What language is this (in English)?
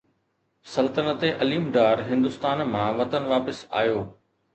Sindhi